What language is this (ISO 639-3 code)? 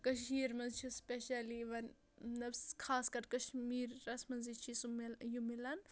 kas